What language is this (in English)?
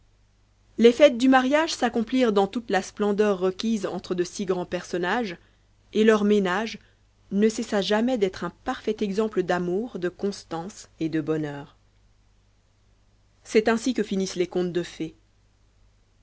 French